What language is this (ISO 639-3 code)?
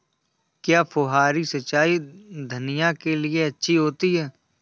hin